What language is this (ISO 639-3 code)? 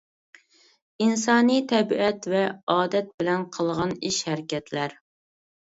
uig